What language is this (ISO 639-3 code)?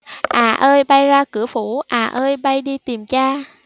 vie